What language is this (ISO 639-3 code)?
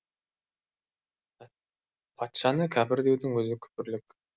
kaz